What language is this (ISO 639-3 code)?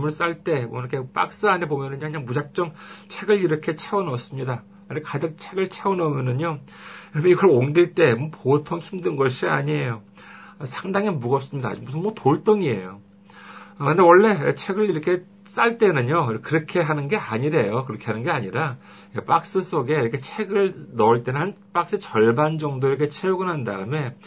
kor